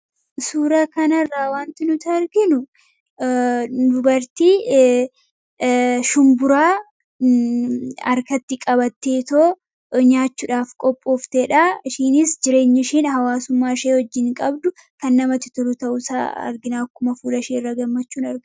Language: Oromo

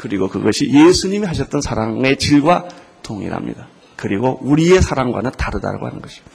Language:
Korean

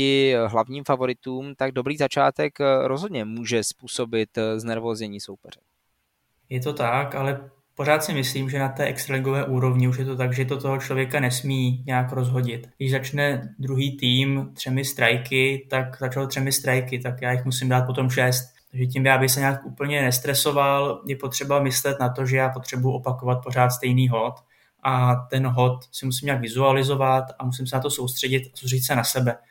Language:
Czech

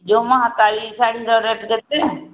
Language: Odia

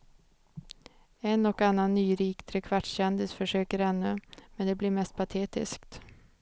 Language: Swedish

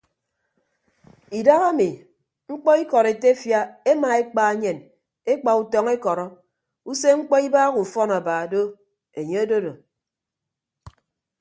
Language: Ibibio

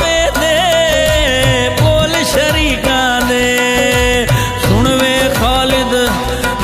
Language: Arabic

